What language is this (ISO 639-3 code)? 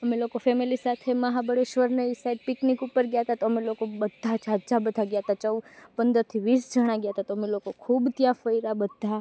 guj